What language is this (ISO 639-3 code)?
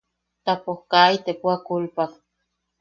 yaq